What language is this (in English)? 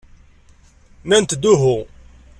Kabyle